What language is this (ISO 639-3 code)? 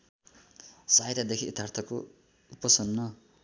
nep